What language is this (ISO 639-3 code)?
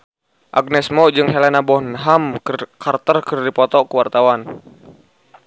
sun